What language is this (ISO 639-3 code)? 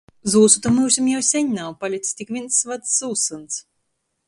ltg